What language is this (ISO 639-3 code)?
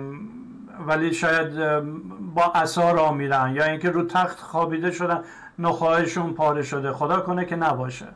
fas